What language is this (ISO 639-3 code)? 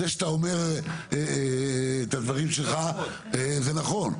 heb